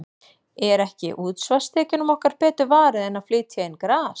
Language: Icelandic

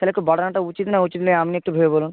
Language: Bangla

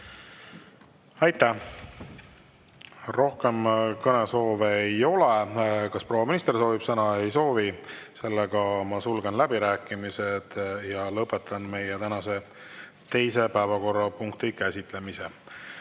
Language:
Estonian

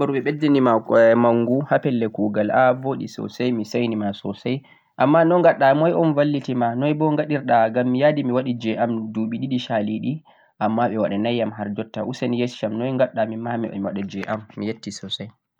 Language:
Central-Eastern Niger Fulfulde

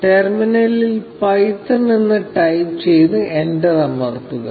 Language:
Malayalam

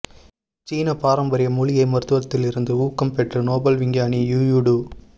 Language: Tamil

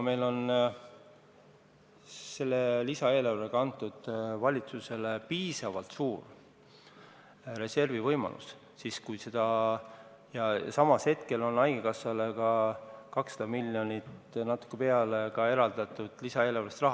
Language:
Estonian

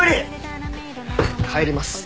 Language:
Japanese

